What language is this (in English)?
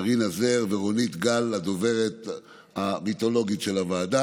Hebrew